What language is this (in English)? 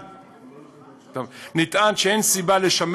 Hebrew